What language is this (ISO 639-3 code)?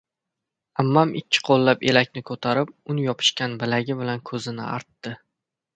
uzb